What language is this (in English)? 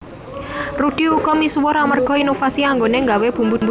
Javanese